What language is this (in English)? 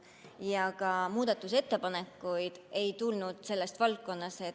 Estonian